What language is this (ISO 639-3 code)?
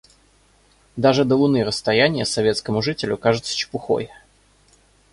rus